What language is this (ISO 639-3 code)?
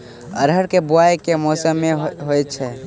mai